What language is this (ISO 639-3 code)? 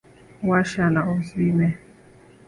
swa